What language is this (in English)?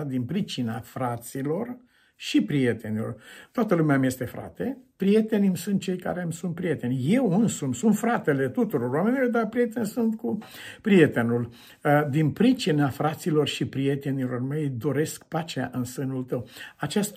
Romanian